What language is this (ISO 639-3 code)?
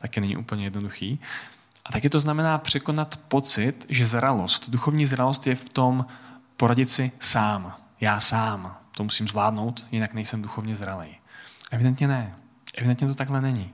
ces